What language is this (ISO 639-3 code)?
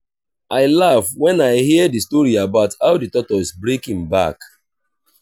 pcm